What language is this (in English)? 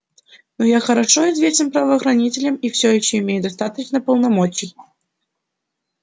Russian